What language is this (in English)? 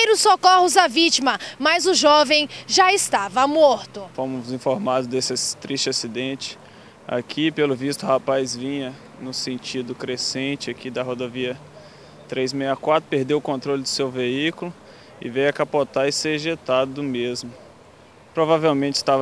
Portuguese